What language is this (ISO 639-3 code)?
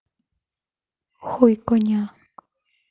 rus